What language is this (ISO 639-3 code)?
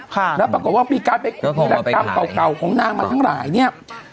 tha